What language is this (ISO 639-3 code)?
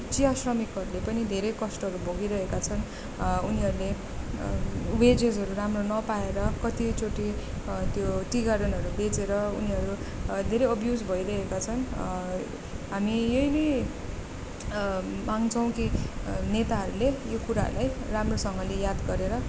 nep